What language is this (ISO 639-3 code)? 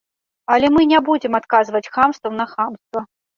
bel